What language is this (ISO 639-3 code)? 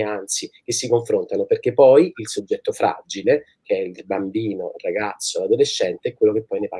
ita